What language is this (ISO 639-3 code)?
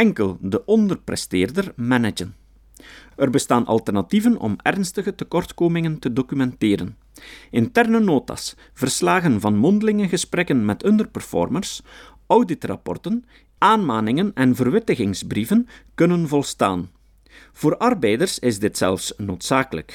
nld